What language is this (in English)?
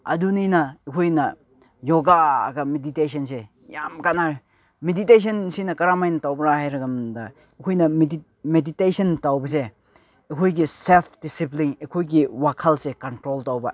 Manipuri